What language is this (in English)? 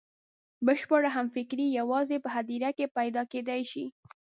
Pashto